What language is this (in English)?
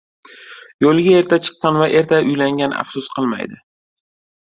Uzbek